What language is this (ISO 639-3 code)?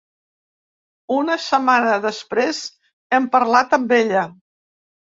cat